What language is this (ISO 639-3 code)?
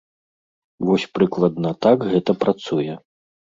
bel